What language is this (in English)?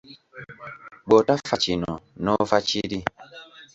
Ganda